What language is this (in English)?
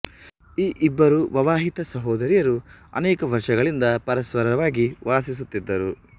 Kannada